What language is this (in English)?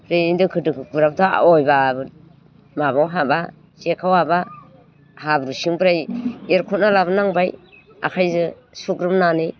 Bodo